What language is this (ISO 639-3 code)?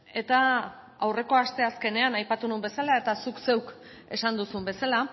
eus